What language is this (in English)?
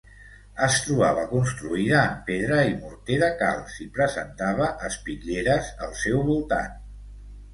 Catalan